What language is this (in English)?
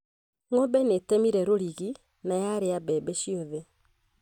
Kikuyu